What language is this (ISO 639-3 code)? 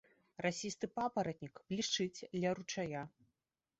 bel